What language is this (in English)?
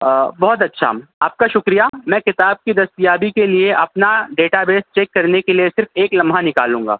Urdu